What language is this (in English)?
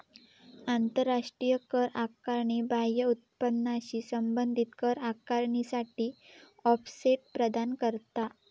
Marathi